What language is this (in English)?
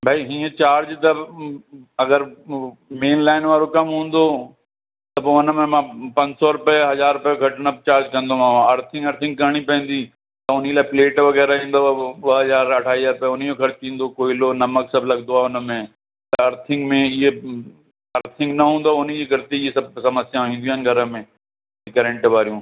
Sindhi